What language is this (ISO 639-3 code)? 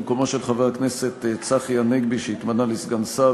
heb